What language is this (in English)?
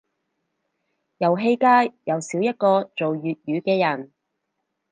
Cantonese